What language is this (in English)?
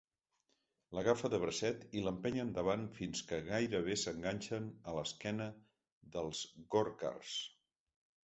Catalan